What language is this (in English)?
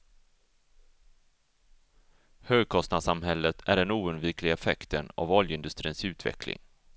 Swedish